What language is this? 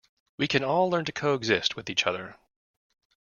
English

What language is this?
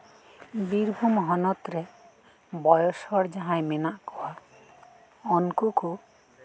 Santali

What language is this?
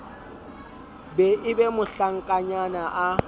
Southern Sotho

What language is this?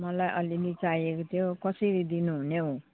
Nepali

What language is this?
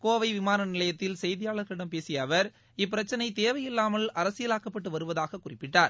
Tamil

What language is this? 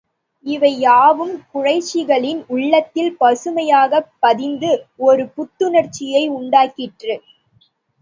Tamil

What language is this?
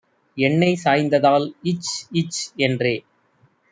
Tamil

